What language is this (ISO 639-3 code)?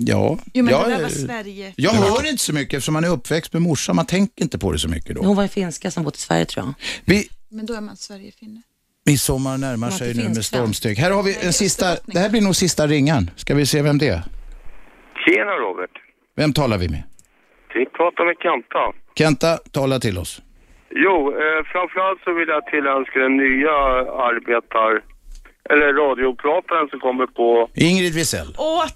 swe